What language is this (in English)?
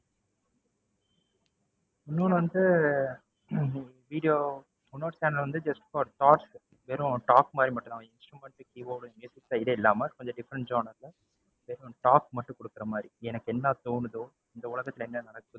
Tamil